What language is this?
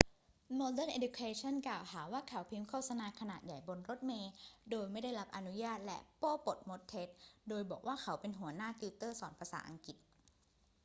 Thai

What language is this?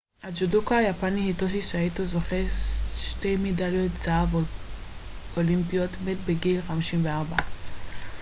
Hebrew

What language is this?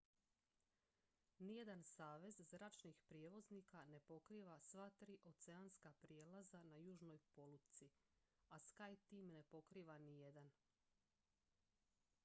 Croatian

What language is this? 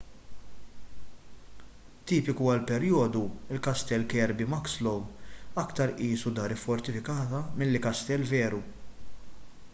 Maltese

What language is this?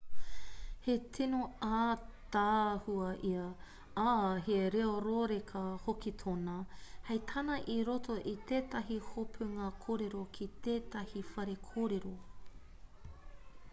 Māori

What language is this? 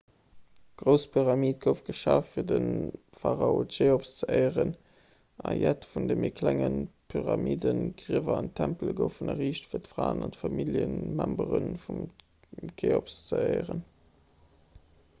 Luxembourgish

